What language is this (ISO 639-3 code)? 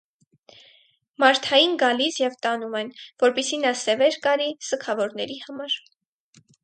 hye